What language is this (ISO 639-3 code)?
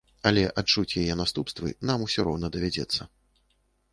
bel